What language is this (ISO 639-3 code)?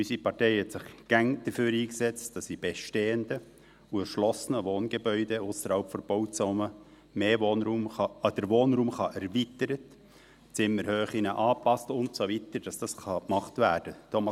gsw